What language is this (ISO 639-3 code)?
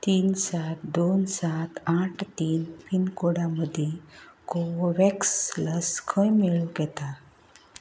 kok